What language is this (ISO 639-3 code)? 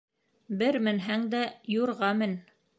bak